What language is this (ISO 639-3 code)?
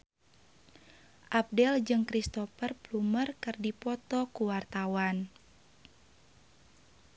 sun